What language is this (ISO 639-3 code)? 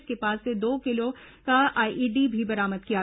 hin